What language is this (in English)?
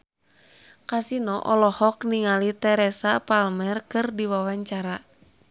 Sundanese